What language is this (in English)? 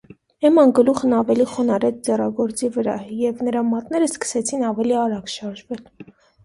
Armenian